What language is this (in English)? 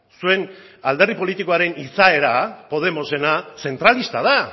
Basque